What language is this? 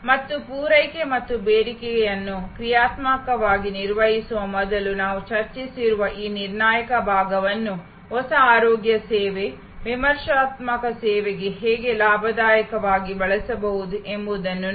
Kannada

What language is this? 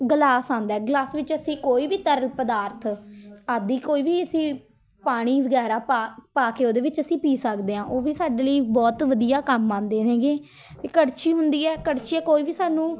Punjabi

